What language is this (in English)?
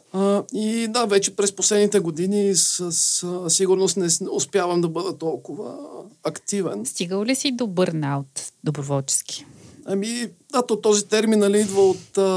Bulgarian